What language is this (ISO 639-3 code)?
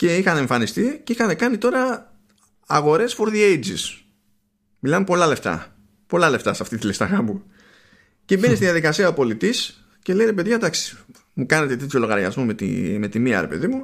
ell